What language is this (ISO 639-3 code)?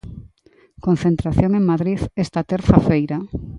glg